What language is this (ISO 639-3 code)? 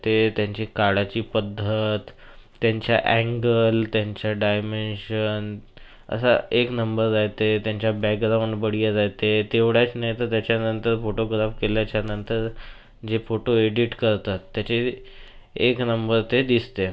mar